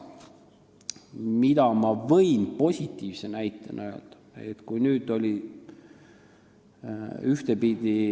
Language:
Estonian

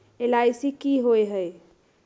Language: Magahi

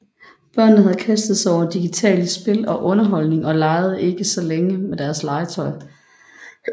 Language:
Danish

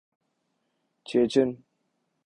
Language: Urdu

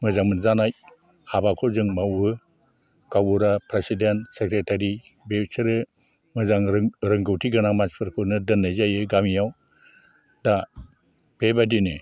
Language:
Bodo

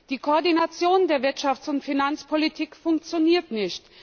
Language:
German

